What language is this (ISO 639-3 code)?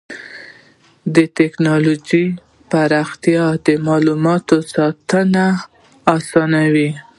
pus